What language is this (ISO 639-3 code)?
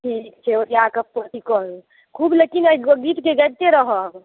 mai